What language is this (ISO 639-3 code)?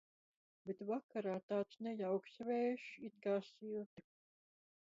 lav